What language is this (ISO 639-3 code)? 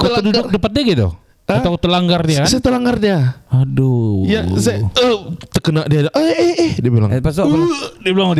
msa